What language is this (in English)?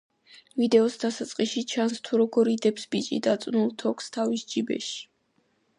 Georgian